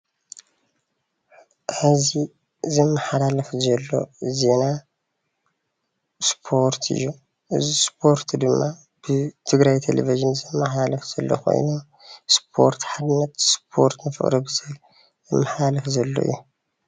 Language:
Tigrinya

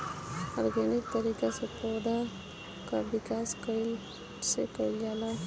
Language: Bhojpuri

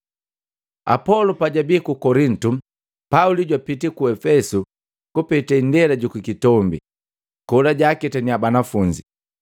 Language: Matengo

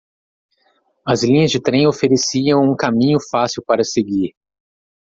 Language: Portuguese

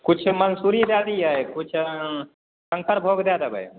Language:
Maithili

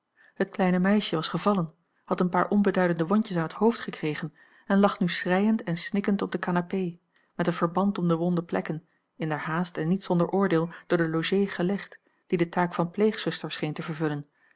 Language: Dutch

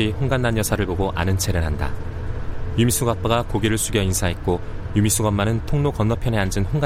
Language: Korean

